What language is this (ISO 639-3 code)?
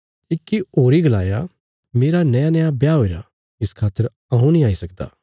kfs